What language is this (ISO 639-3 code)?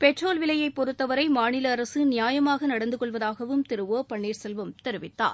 tam